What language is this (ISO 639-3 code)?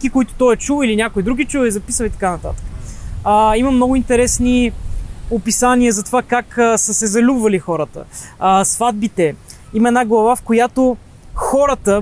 bul